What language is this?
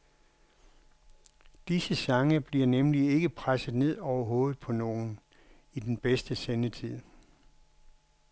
Danish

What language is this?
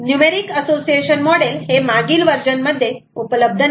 Marathi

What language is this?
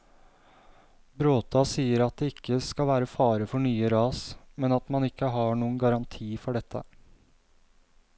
Norwegian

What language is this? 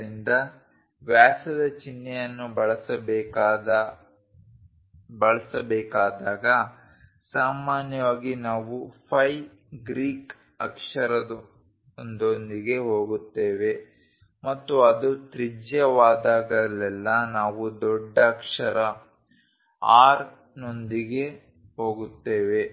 Kannada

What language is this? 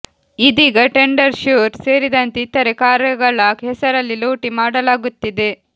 Kannada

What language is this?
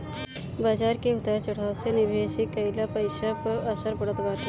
Bhojpuri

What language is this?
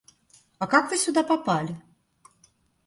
Russian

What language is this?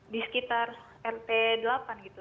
Indonesian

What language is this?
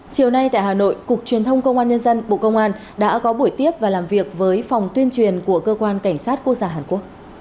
Vietnamese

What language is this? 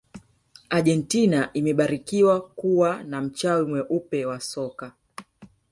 Swahili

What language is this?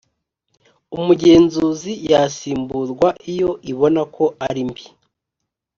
Kinyarwanda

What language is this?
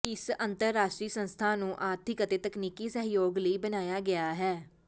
Punjabi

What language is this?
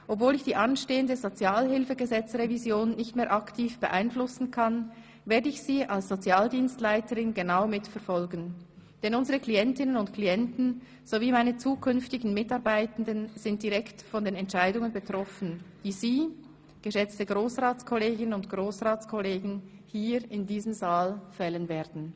Swiss German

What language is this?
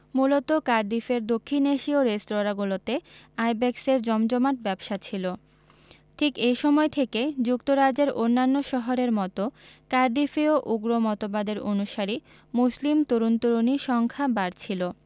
Bangla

